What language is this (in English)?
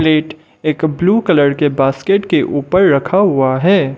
Hindi